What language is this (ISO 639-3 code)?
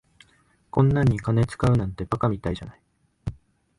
jpn